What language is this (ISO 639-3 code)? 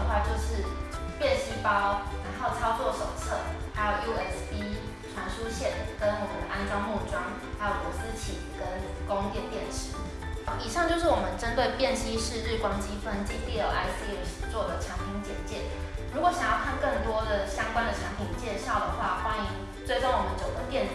zho